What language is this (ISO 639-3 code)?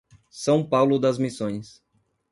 por